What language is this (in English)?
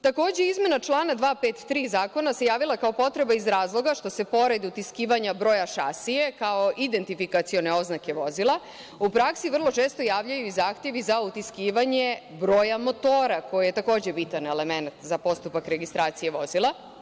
Serbian